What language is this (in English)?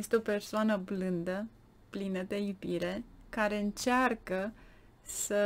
Romanian